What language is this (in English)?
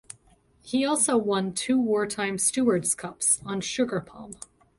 English